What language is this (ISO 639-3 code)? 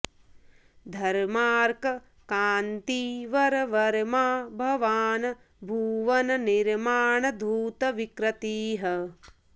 san